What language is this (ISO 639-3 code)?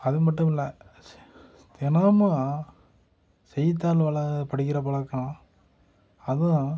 tam